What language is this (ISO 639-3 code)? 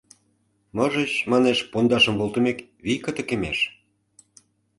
chm